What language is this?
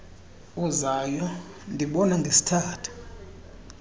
Xhosa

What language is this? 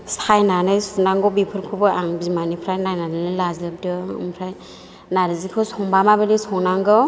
Bodo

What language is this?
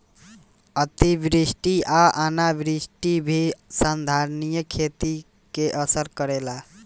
Bhojpuri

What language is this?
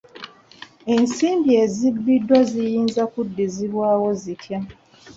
Ganda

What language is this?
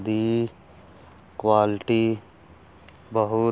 Punjabi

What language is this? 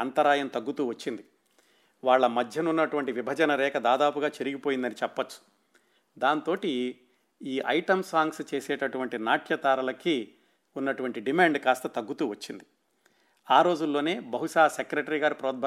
Telugu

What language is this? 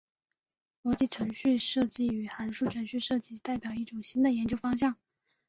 Chinese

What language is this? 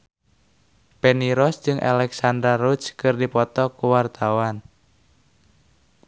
Sundanese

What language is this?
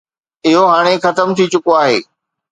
Sindhi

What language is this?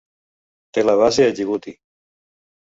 Catalan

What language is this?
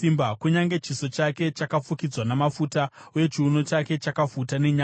Shona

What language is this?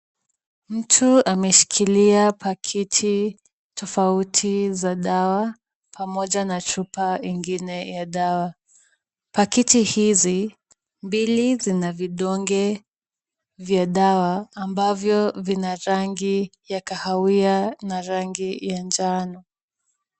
Swahili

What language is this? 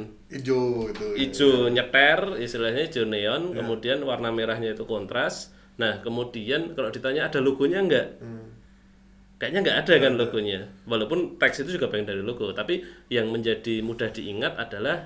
Indonesian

